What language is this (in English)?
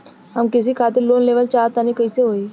Bhojpuri